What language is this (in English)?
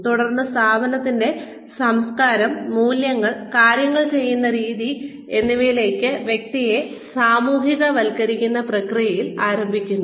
Malayalam